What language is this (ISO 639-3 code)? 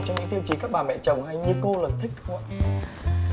vie